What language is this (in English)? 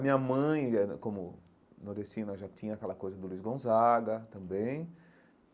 Portuguese